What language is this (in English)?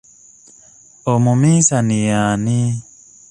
Ganda